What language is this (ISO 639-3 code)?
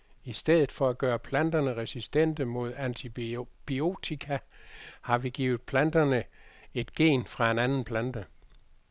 dan